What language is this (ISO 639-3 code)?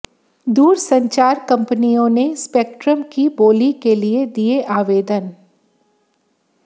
hin